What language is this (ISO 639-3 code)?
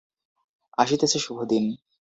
ben